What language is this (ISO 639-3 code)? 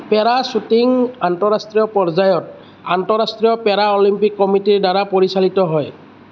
asm